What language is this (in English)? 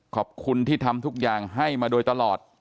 Thai